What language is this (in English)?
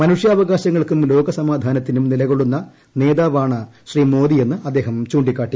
Malayalam